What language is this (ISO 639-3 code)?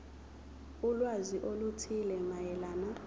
zul